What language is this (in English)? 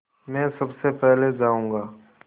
Hindi